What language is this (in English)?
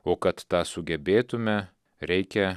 Lithuanian